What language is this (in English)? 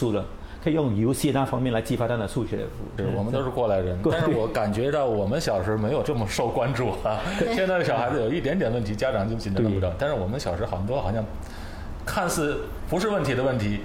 Chinese